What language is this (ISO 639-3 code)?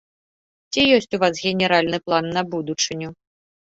bel